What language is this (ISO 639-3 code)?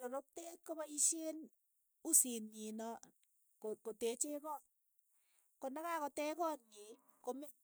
eyo